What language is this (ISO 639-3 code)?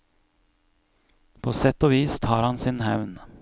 nor